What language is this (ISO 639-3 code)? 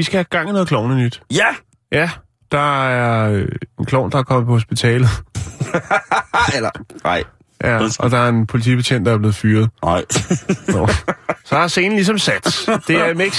dan